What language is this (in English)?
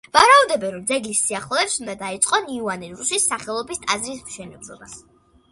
Georgian